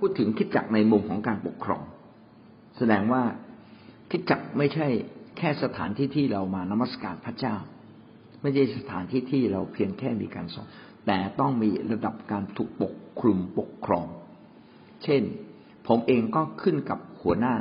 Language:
Thai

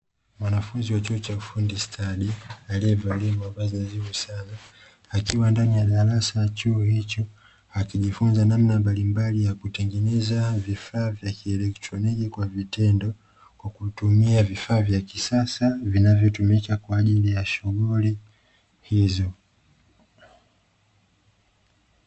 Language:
Swahili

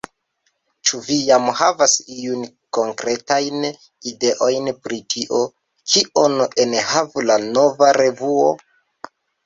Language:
Esperanto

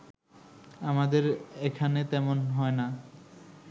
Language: Bangla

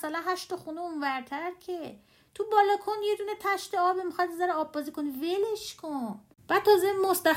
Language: Persian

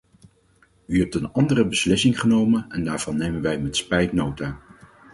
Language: Dutch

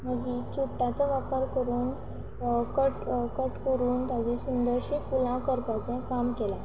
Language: Konkani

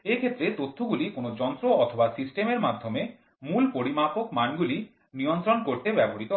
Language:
Bangla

